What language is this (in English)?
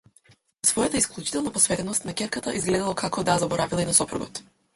Macedonian